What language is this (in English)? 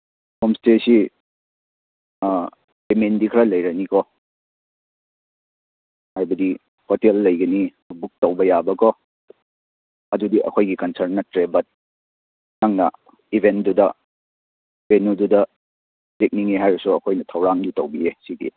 Manipuri